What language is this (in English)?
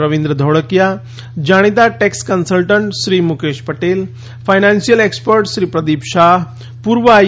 Gujarati